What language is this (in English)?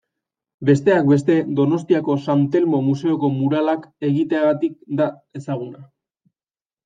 Basque